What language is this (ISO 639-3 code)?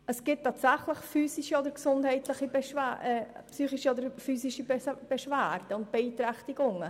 gsw